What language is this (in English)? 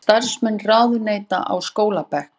Icelandic